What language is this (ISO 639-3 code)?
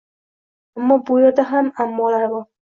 uzb